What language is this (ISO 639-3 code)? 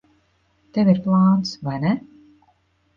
lav